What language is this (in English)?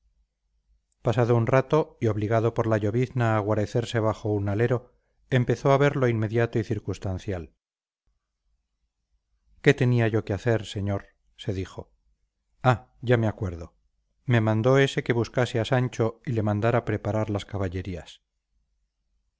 Spanish